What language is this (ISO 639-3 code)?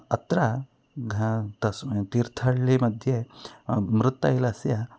san